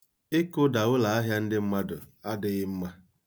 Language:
Igbo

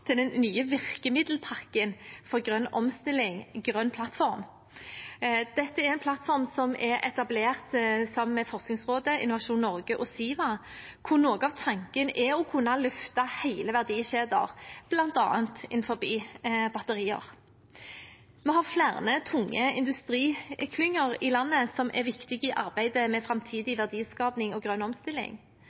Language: Norwegian Bokmål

